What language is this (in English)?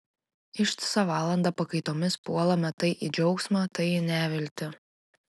Lithuanian